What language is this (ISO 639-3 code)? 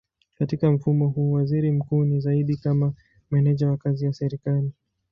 swa